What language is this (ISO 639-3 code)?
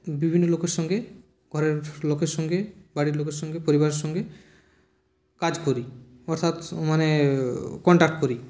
ben